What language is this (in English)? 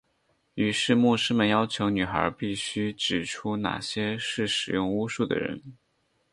Chinese